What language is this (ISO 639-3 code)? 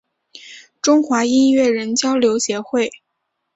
zho